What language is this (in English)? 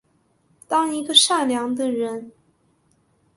Chinese